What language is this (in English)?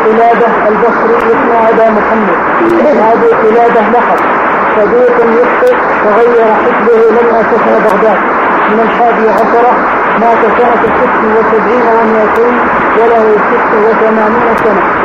Arabic